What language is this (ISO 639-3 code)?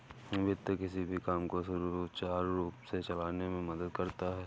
hin